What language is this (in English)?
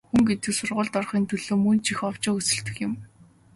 Mongolian